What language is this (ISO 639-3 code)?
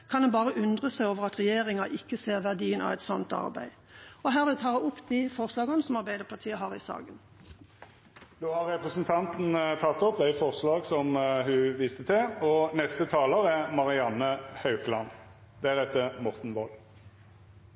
nor